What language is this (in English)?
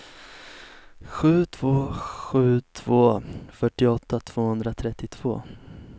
Swedish